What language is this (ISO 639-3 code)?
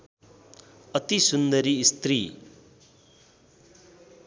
nep